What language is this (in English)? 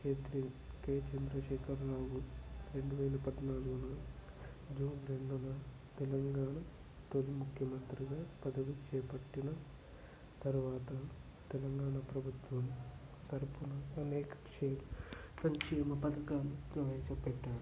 Telugu